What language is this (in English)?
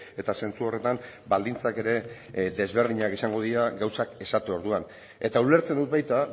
Basque